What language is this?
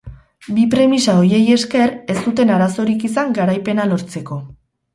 Basque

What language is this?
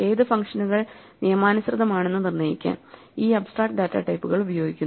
Malayalam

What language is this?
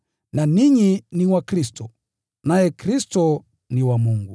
Swahili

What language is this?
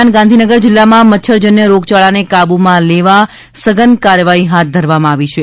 Gujarati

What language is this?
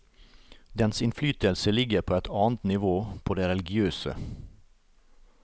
Norwegian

